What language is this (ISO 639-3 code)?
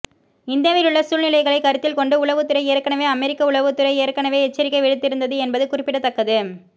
tam